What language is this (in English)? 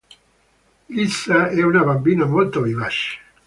Italian